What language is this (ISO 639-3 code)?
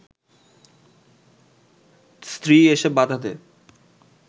ben